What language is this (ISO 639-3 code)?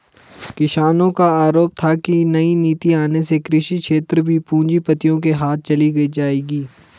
hin